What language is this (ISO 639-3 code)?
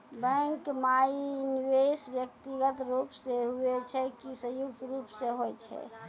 mai